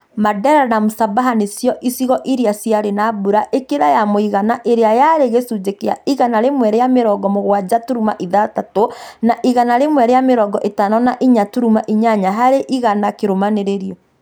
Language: Kikuyu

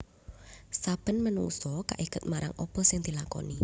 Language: Javanese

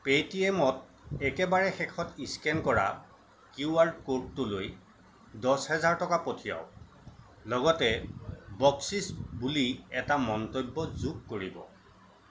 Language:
Assamese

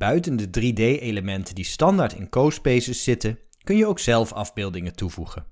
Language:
Dutch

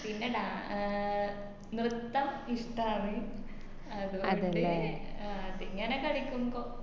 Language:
Malayalam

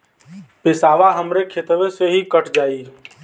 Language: Bhojpuri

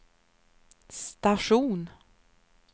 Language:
Swedish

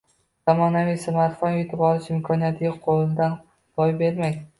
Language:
Uzbek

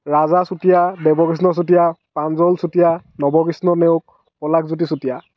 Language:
Assamese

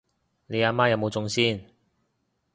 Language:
Cantonese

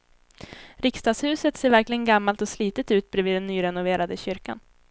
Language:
Swedish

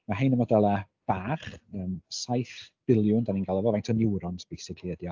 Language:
Welsh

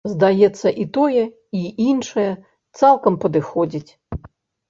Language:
Belarusian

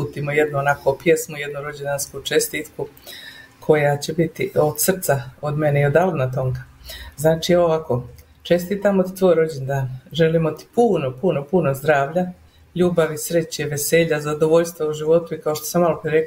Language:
Croatian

